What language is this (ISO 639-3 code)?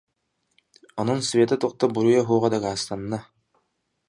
sah